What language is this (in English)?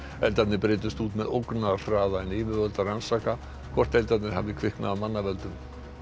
Icelandic